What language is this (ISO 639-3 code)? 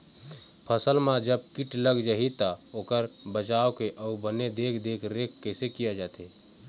hne